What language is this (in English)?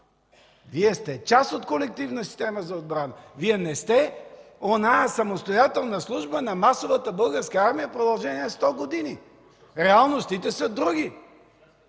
Bulgarian